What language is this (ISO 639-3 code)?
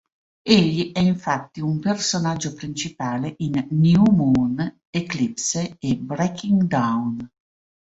ita